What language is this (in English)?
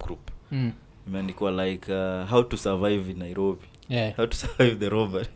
Swahili